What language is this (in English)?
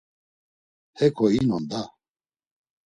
Laz